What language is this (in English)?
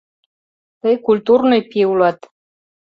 Mari